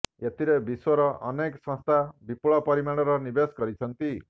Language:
Odia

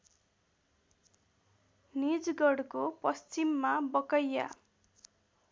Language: Nepali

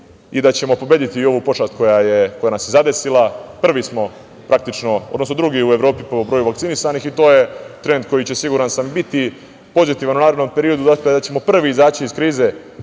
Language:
Serbian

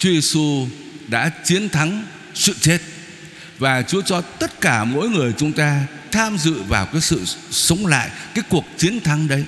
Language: Vietnamese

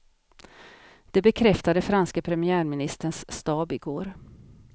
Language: Swedish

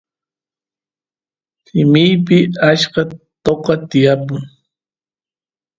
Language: Santiago del Estero Quichua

